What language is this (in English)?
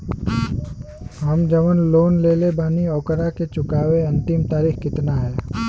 Bhojpuri